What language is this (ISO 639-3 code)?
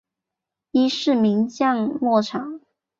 zho